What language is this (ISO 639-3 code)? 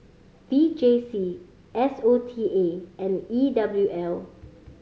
eng